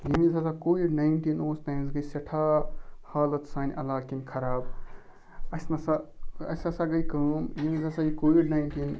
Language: Kashmiri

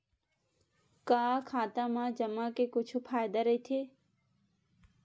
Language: Chhattisgarhi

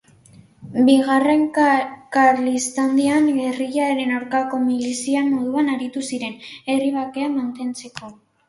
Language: Basque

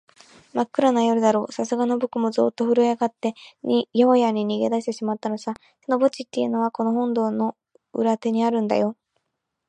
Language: Japanese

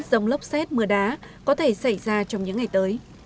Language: Vietnamese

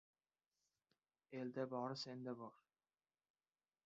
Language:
Uzbek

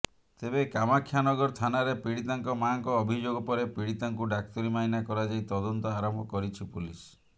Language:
Odia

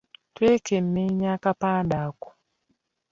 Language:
Ganda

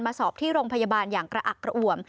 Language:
Thai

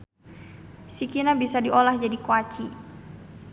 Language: Sundanese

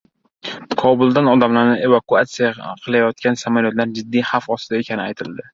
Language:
Uzbek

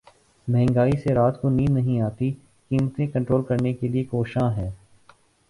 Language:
Urdu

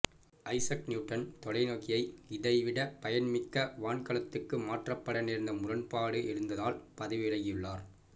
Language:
Tamil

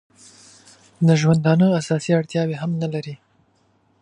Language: Pashto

